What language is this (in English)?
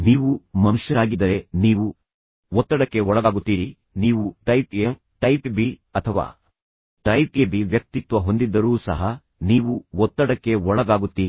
Kannada